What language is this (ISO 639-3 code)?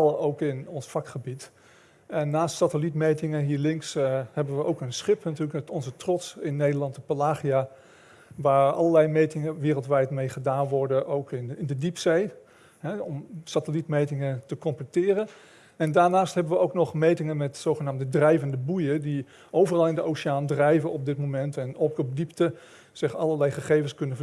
nld